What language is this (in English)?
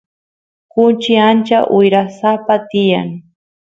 Santiago del Estero Quichua